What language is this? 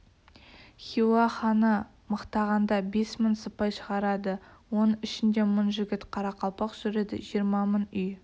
Kazakh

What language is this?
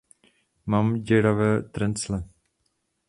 Czech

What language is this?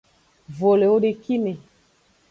Aja (Benin)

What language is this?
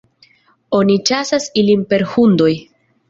Esperanto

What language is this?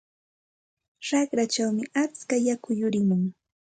Santa Ana de Tusi Pasco Quechua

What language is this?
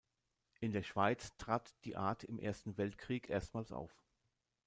German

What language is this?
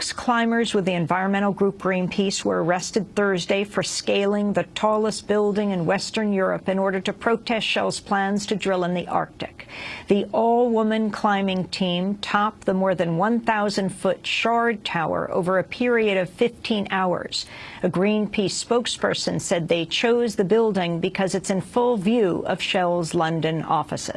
English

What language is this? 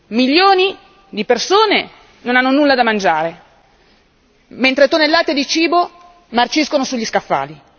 Italian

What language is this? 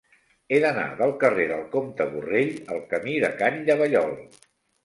Catalan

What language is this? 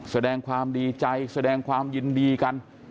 Thai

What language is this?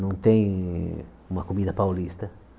Portuguese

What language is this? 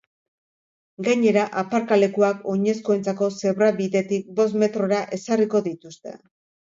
Basque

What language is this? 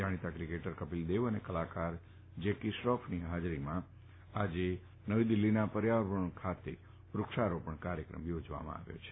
Gujarati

